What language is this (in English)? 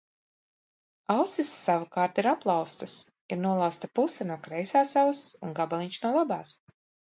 Latvian